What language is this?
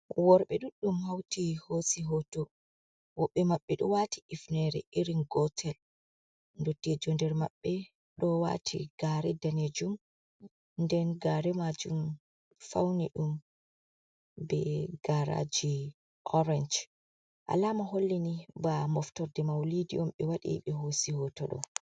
Fula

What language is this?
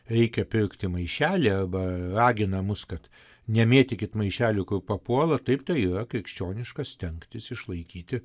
Lithuanian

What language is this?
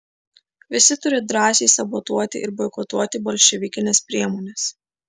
Lithuanian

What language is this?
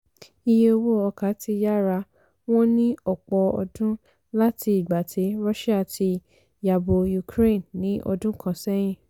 Yoruba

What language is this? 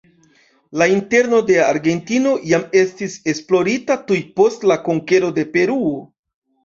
Esperanto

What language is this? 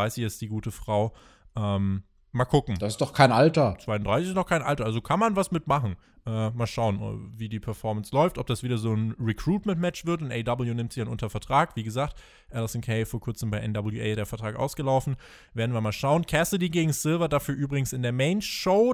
German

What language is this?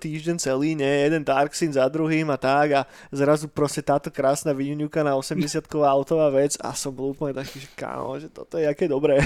Slovak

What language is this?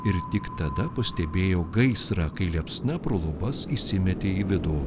Lithuanian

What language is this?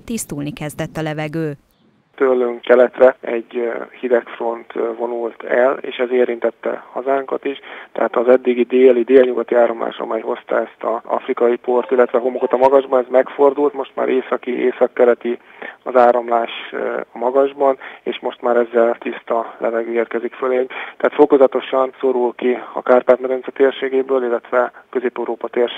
Hungarian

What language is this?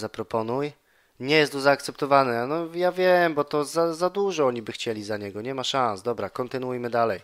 Polish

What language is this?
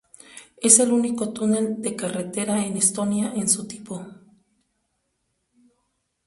Spanish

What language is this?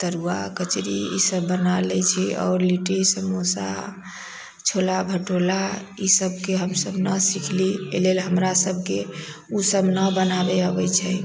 Maithili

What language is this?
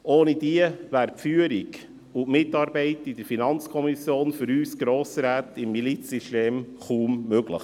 Swiss German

